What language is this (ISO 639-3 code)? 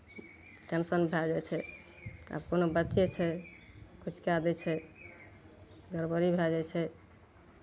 mai